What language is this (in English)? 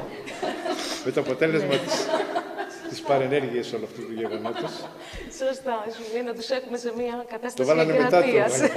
Greek